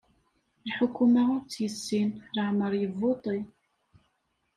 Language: Kabyle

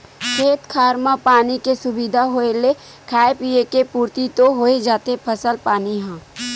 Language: Chhattisgarhi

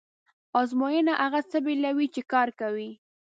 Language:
Pashto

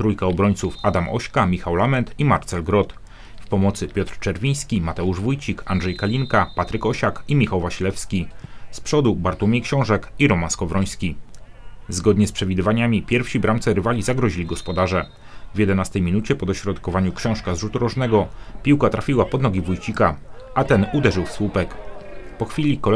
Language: Polish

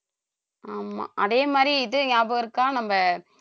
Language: Tamil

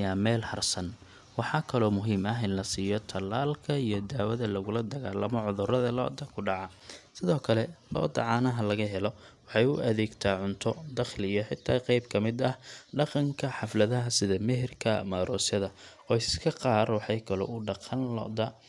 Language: Somali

